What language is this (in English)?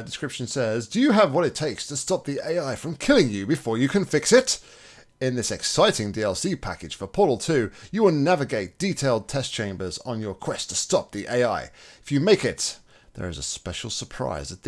English